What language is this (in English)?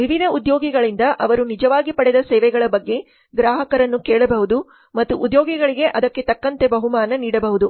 Kannada